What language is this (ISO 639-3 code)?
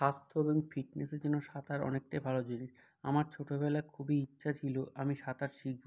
ben